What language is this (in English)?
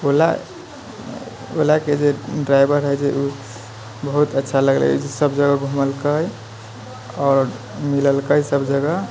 Maithili